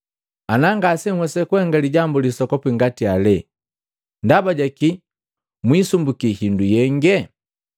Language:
Matengo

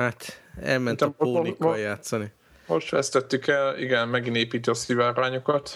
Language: Hungarian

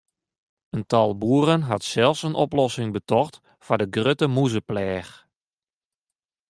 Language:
Western Frisian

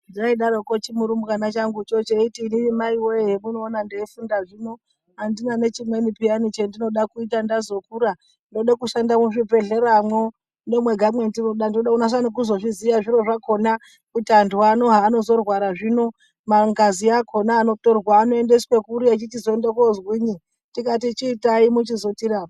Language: Ndau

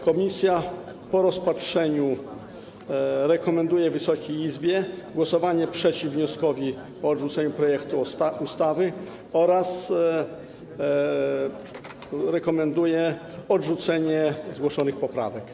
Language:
Polish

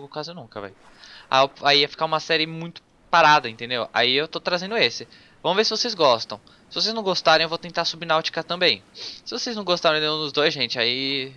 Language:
Portuguese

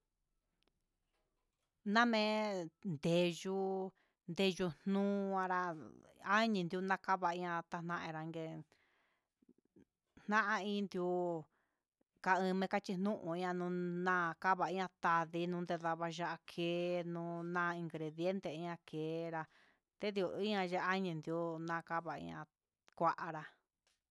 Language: Huitepec Mixtec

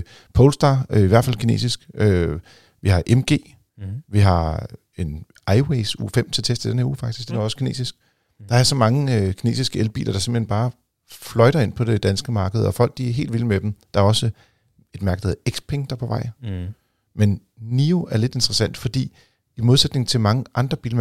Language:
Danish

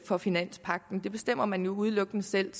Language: Danish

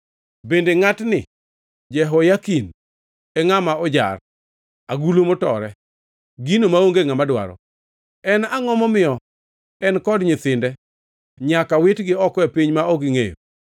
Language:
Luo (Kenya and Tanzania)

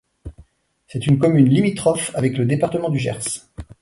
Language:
French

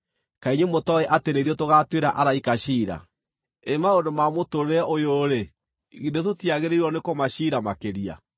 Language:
Kikuyu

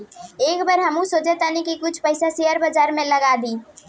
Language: Bhojpuri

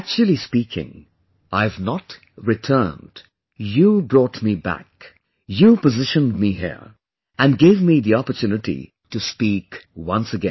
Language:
English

